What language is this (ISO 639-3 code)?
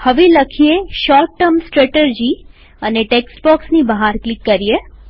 guj